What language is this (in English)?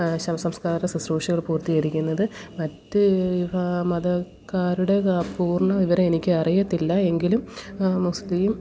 Malayalam